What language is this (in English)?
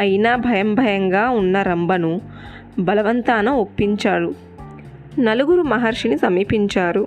Telugu